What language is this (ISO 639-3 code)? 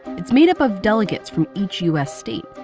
eng